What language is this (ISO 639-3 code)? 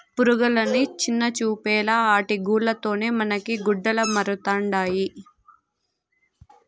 tel